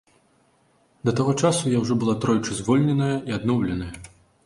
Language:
Belarusian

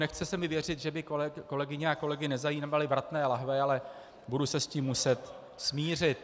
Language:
Czech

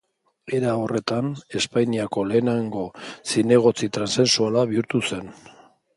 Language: Basque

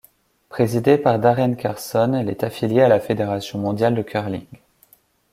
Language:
French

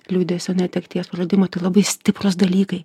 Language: Lithuanian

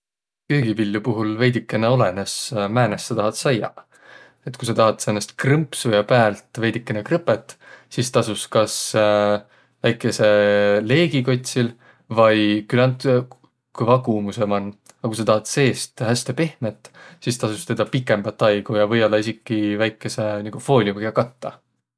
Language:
Võro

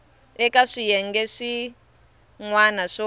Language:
Tsonga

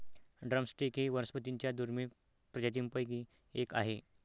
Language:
Marathi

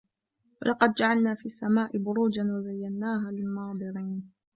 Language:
Arabic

